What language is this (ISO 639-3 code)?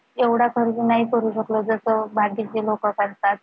mar